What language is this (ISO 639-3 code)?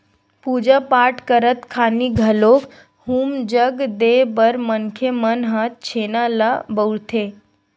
hne